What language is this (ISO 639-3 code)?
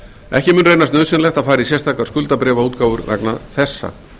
isl